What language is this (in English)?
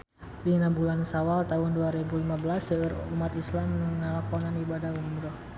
Sundanese